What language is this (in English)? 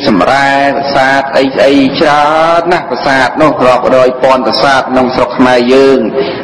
Thai